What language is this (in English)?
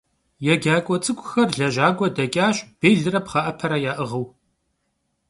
Kabardian